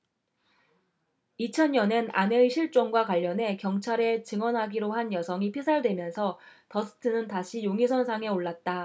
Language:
Korean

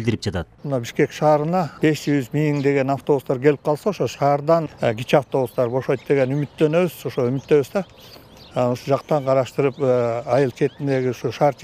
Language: Turkish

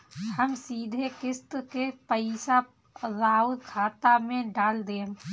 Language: Bhojpuri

